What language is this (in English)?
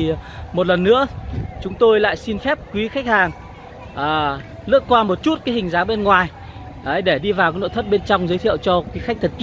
Vietnamese